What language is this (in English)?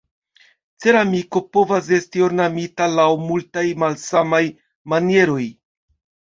Esperanto